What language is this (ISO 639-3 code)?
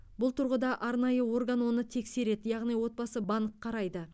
kaz